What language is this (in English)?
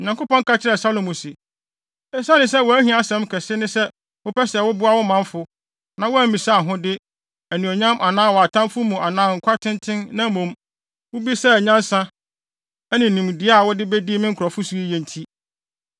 Akan